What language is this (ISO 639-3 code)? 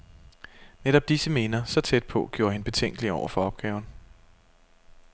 dan